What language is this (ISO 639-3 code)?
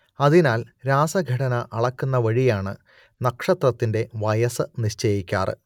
mal